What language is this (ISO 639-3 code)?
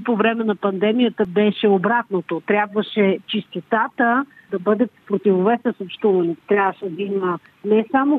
bul